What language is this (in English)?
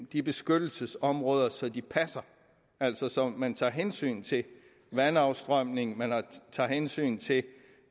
Danish